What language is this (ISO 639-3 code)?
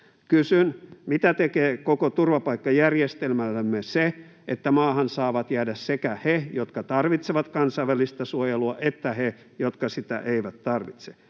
fin